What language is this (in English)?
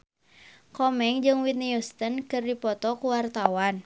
Sundanese